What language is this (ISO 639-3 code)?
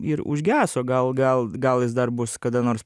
lit